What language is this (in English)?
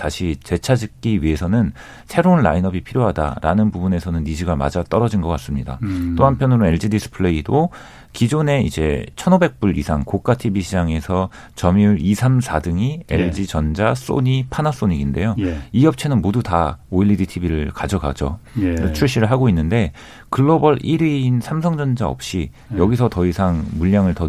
Korean